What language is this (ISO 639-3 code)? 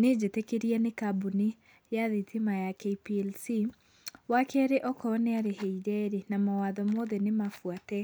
kik